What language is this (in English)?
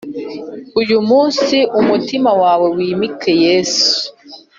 Kinyarwanda